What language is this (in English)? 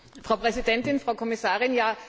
German